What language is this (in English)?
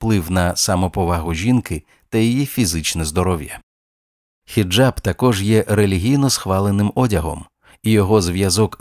Ukrainian